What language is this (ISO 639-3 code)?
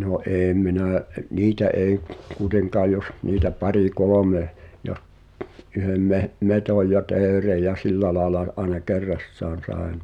fin